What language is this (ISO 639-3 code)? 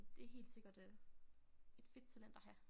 dan